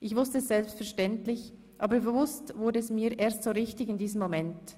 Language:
Swiss German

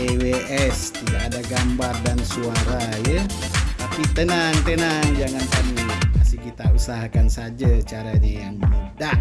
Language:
Indonesian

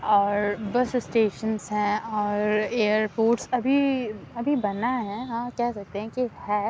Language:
Urdu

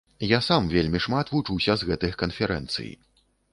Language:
Belarusian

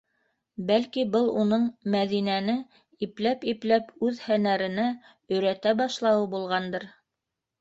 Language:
Bashkir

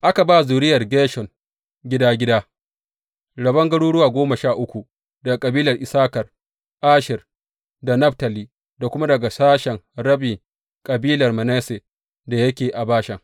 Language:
Hausa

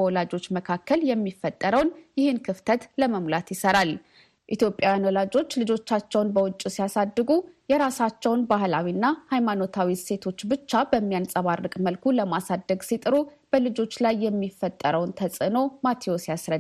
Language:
Amharic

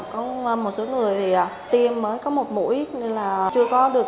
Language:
Vietnamese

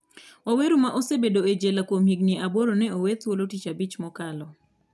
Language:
Luo (Kenya and Tanzania)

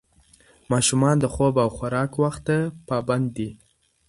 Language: Pashto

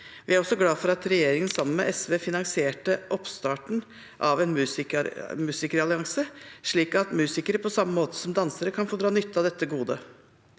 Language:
Norwegian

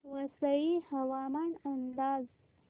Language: Marathi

